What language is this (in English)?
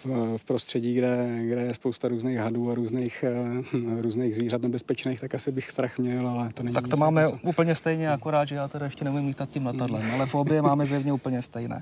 Czech